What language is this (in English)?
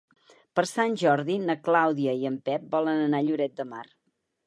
Catalan